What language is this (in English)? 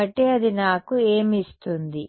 Telugu